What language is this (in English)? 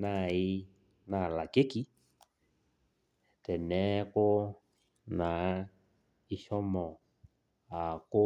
Masai